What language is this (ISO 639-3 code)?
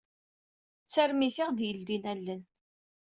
kab